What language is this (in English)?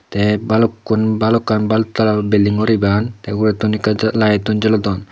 Chakma